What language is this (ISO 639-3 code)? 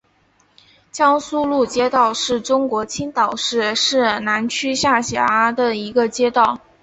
zho